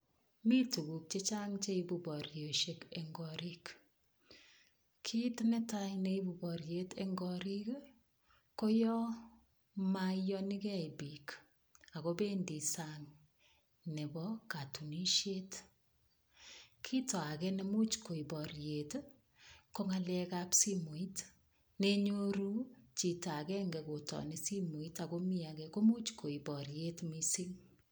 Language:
Kalenjin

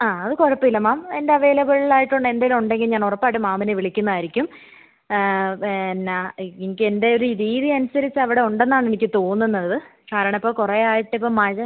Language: Malayalam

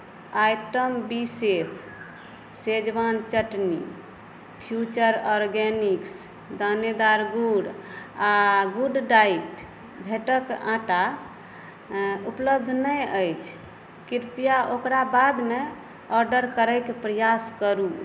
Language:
Maithili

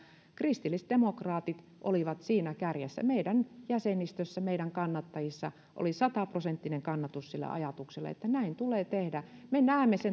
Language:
Finnish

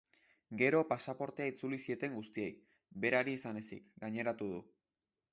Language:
Basque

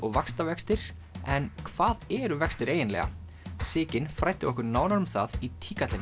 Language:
Icelandic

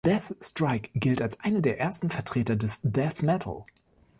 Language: German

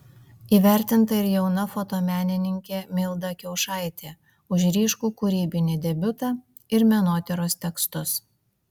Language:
Lithuanian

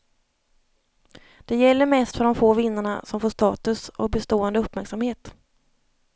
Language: Swedish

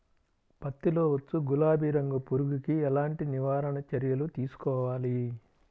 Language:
Telugu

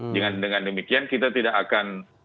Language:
Indonesian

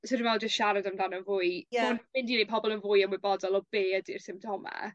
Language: Welsh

